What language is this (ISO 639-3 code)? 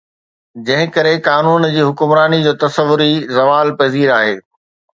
snd